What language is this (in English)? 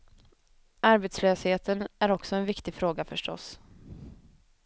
Swedish